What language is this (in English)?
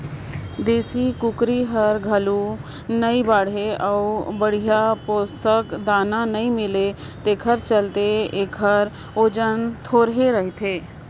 Chhattisgarhi